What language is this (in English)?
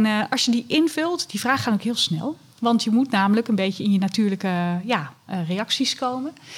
Dutch